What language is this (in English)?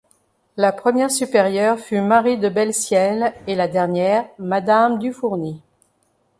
French